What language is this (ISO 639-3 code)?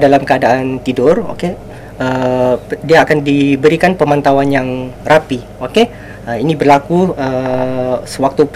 msa